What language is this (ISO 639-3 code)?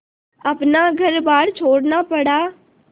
hin